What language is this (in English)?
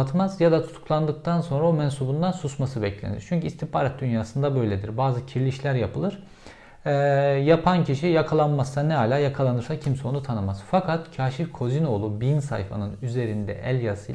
Turkish